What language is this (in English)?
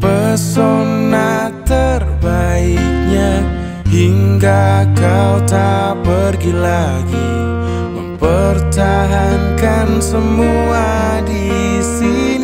Indonesian